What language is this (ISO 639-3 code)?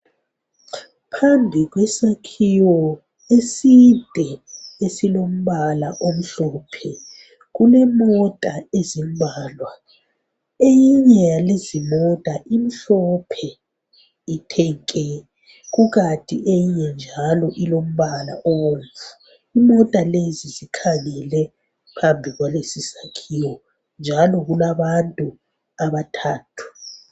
nde